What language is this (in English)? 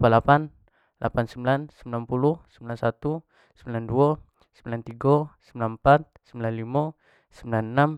Jambi Malay